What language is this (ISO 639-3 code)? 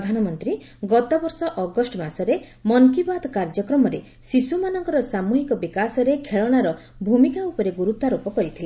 ori